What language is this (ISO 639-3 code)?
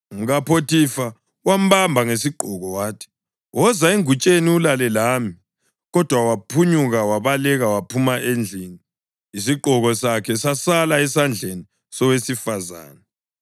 nde